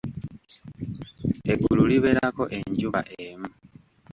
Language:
Ganda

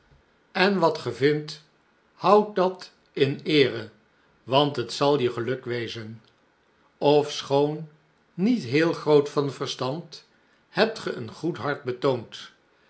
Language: Dutch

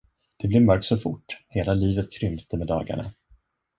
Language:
Swedish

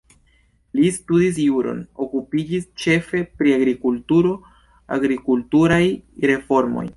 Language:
Esperanto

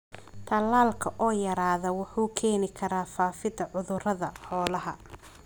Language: Somali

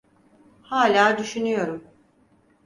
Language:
Turkish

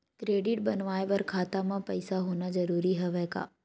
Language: Chhattisgarhi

